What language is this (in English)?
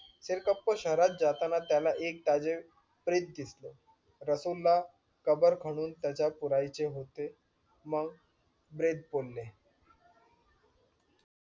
Marathi